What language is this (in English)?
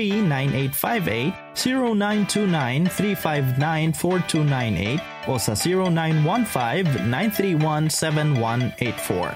Filipino